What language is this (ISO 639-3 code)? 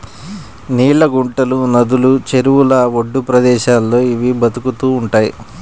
tel